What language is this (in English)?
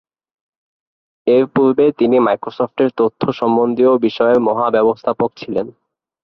Bangla